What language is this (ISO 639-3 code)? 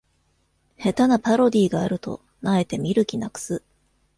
jpn